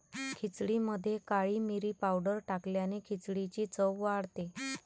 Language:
Marathi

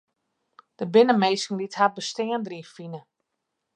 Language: Western Frisian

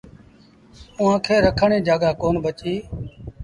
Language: Sindhi Bhil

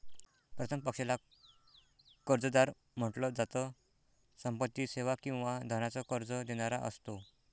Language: Marathi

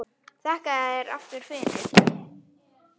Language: Icelandic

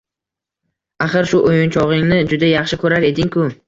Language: Uzbek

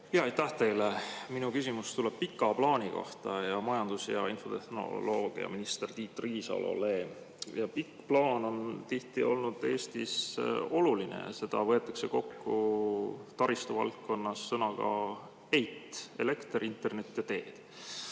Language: Estonian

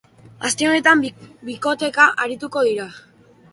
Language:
Basque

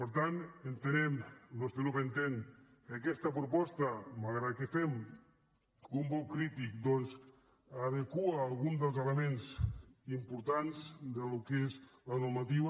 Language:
Catalan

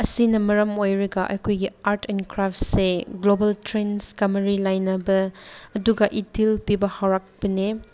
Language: Manipuri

